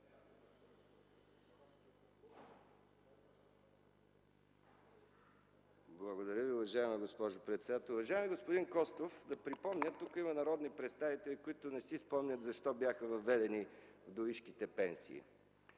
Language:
Bulgarian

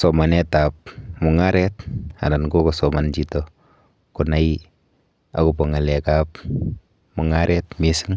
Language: Kalenjin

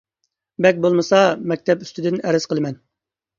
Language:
Uyghur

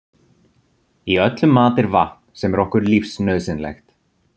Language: Icelandic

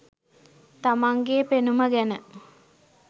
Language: Sinhala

